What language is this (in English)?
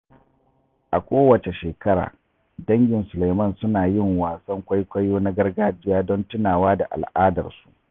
Hausa